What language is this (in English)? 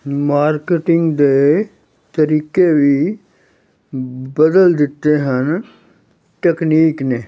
Punjabi